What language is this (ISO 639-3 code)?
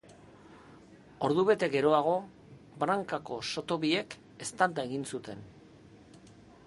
eus